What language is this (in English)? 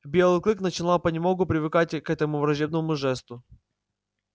Russian